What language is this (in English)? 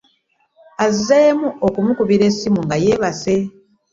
Ganda